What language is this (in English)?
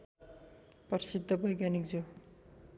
Nepali